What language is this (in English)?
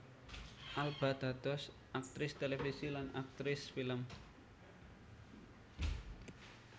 Javanese